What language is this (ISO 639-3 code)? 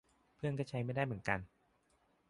tha